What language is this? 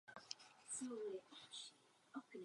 Czech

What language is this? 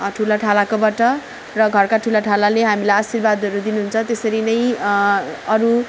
Nepali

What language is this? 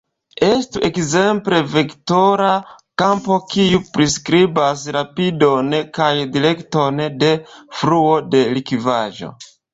Esperanto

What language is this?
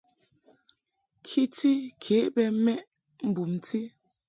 Mungaka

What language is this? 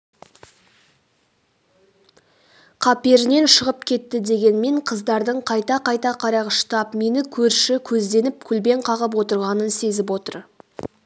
Kazakh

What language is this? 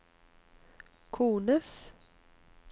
Norwegian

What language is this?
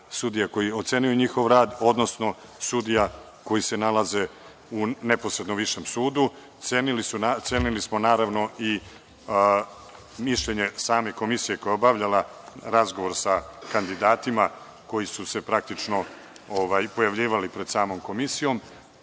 Serbian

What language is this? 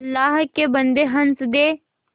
Hindi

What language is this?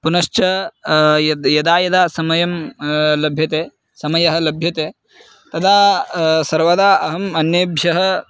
Sanskrit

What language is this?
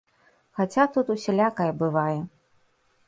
Belarusian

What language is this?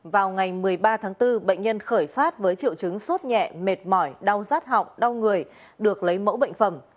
Vietnamese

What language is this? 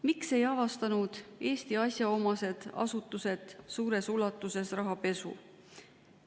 Estonian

